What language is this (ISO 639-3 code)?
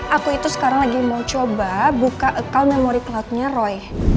ind